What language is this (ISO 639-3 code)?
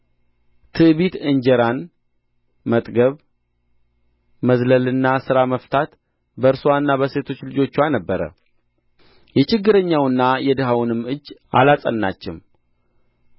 amh